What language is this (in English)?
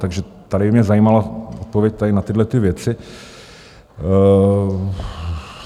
Czech